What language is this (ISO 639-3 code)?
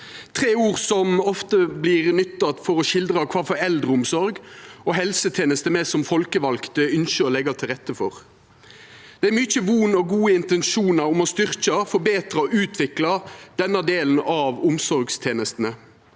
nor